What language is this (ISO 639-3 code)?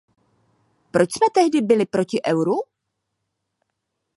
ces